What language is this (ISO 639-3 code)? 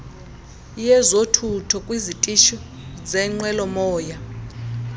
xho